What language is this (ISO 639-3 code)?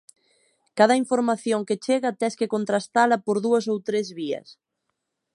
glg